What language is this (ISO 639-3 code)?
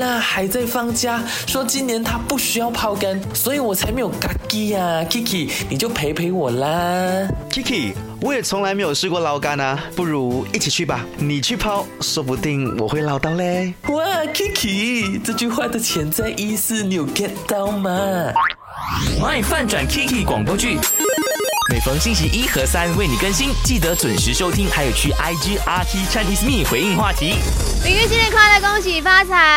zho